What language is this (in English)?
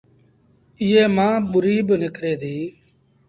Sindhi Bhil